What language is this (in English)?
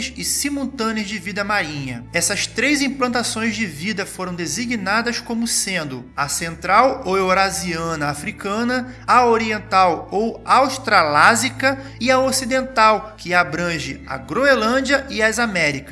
Portuguese